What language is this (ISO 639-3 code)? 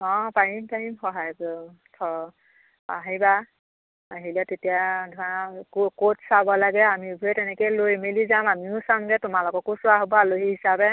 asm